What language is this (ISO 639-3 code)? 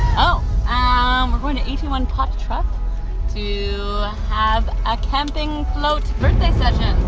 eng